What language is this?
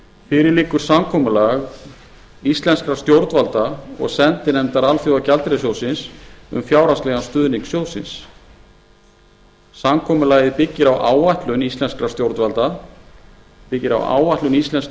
Icelandic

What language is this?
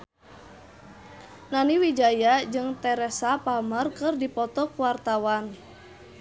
Sundanese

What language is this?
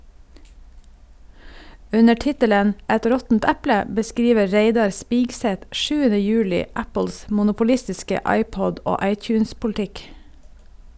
Norwegian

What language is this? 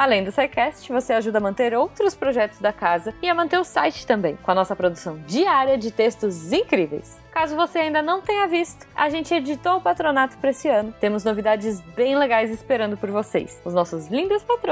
Portuguese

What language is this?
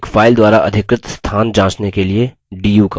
Hindi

